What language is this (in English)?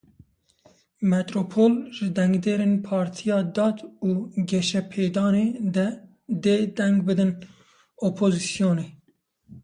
Kurdish